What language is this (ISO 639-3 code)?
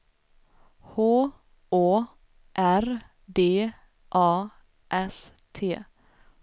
swe